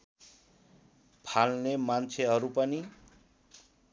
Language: Nepali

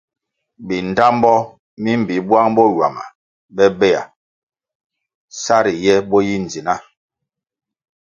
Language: Kwasio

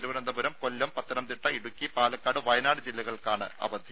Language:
Malayalam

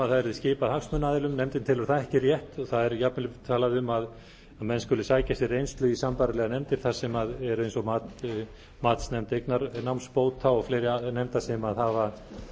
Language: Icelandic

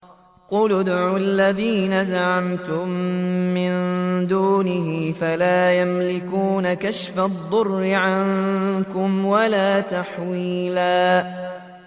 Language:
Arabic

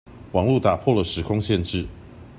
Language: Chinese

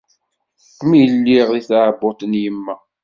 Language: Kabyle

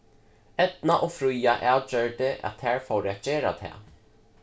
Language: Faroese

